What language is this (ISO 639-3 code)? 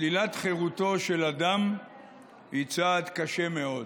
heb